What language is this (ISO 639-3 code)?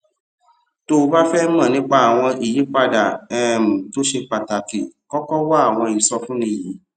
yor